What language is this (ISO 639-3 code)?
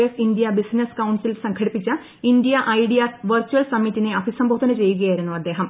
mal